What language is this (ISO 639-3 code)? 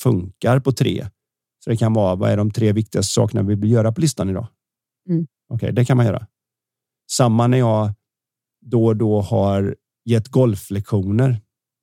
swe